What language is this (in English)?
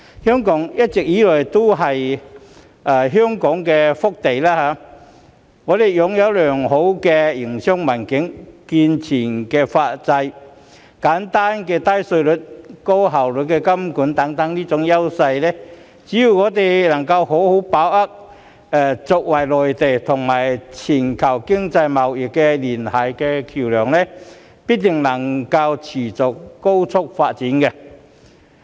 Cantonese